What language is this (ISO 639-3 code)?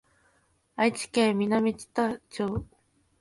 jpn